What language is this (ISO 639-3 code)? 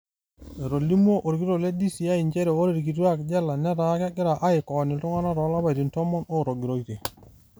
mas